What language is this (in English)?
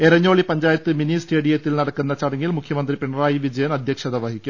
Malayalam